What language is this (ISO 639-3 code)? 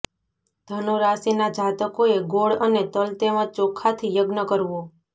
guj